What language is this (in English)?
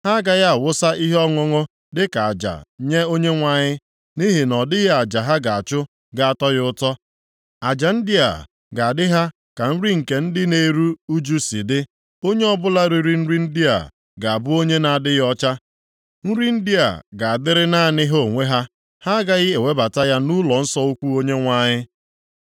Igbo